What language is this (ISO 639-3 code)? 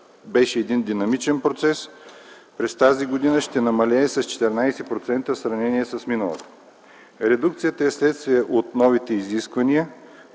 bul